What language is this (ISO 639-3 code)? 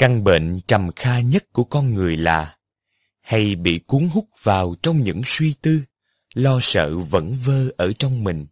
vie